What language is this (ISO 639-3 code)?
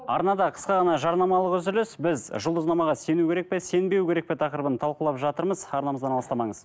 kaz